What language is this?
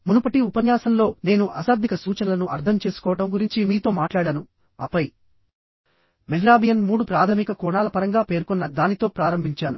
Telugu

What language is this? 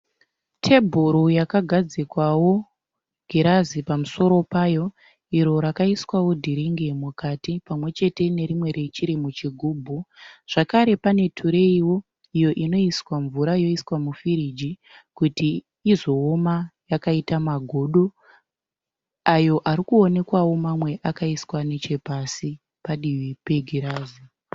Shona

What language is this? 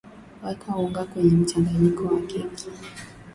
Swahili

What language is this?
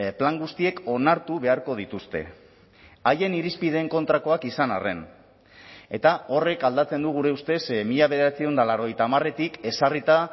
Basque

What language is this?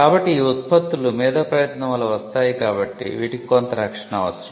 Telugu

